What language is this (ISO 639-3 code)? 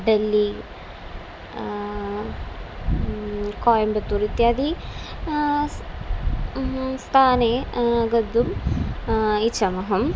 san